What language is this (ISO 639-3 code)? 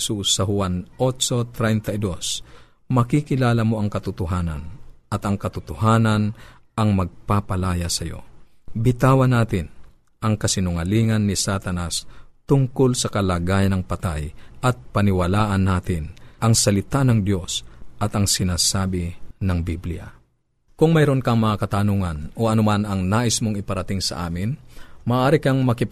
fil